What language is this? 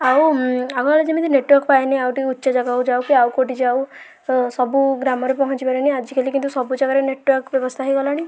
Odia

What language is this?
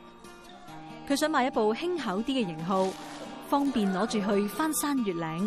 Chinese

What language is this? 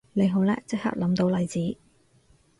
Cantonese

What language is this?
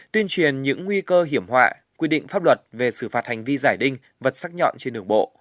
Vietnamese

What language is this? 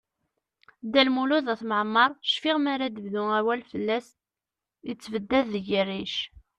Kabyle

